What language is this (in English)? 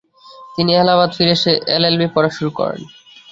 Bangla